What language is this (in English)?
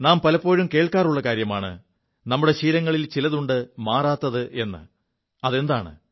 Malayalam